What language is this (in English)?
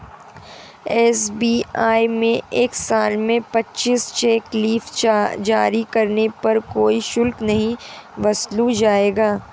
Hindi